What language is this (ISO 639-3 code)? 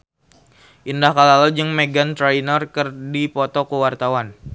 sun